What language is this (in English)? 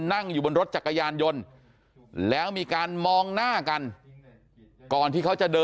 Thai